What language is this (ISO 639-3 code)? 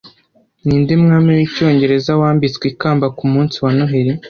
kin